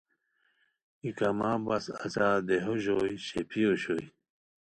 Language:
Khowar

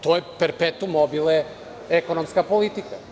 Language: Serbian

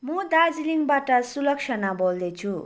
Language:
Nepali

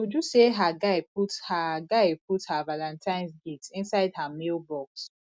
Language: Nigerian Pidgin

